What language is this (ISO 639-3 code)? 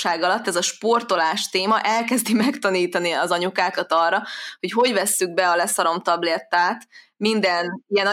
hun